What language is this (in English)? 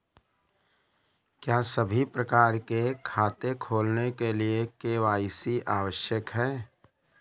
Hindi